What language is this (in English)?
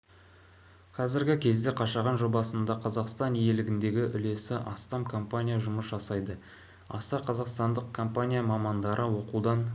Kazakh